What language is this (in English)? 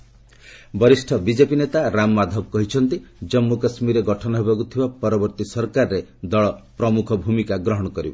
Odia